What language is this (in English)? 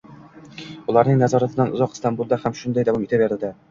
Uzbek